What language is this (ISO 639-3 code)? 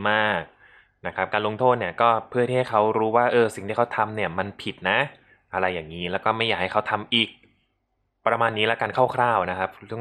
tha